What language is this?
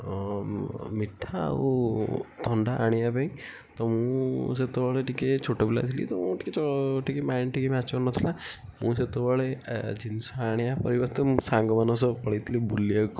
Odia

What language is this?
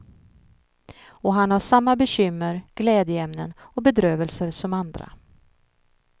Swedish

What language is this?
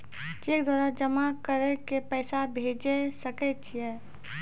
Maithili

